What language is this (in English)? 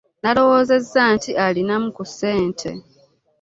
Ganda